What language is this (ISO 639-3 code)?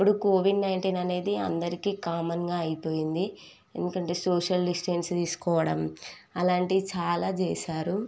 tel